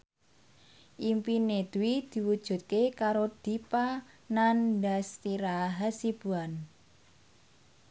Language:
Javanese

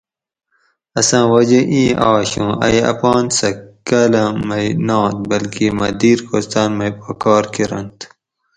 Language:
Gawri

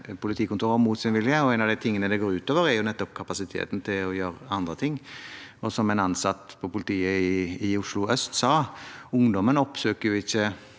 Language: Norwegian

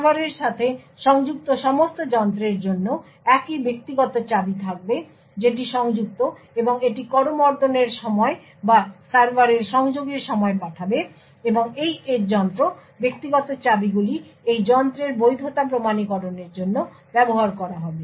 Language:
Bangla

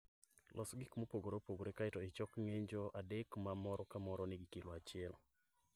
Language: Luo (Kenya and Tanzania)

